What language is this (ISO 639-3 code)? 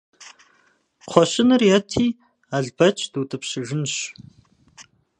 kbd